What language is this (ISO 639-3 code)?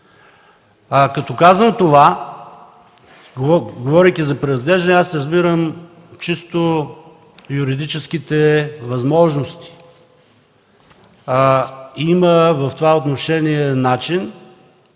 bul